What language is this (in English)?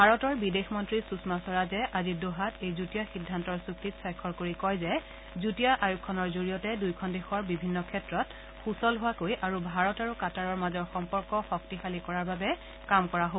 Assamese